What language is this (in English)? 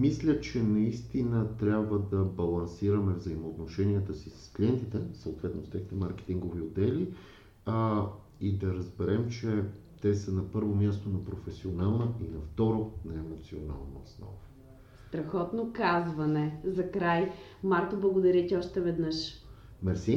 Bulgarian